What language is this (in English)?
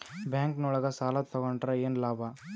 Kannada